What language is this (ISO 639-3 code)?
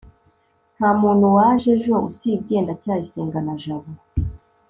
kin